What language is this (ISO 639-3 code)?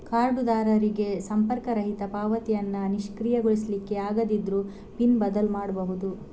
kan